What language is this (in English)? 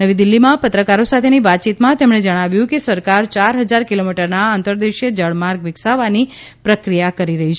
Gujarati